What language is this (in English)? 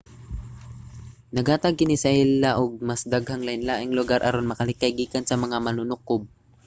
Cebuano